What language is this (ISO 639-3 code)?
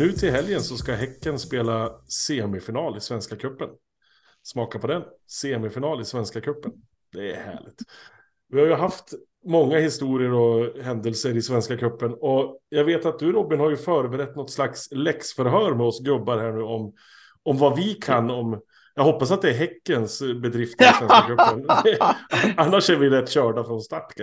swe